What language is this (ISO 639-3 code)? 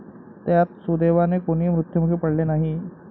mar